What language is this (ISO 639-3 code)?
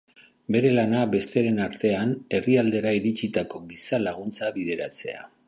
eus